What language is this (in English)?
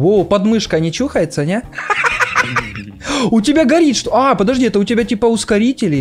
Russian